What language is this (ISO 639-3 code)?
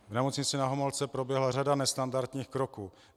ces